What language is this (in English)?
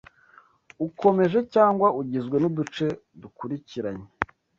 Kinyarwanda